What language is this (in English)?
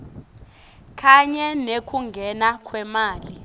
Swati